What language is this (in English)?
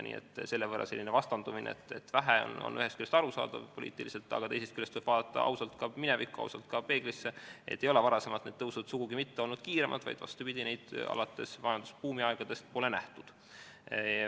Estonian